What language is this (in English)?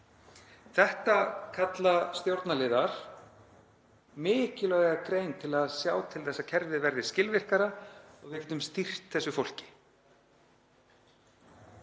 Icelandic